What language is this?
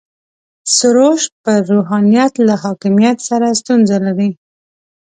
Pashto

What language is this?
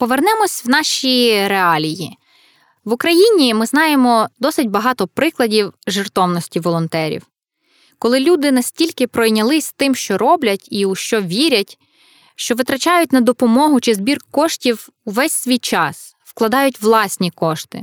Ukrainian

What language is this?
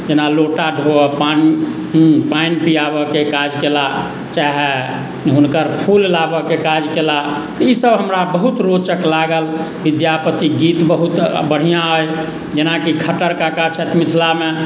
Maithili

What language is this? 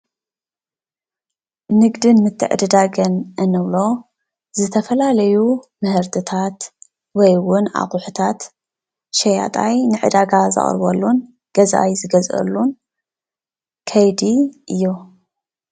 Tigrinya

